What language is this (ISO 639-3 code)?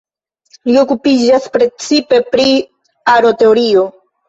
epo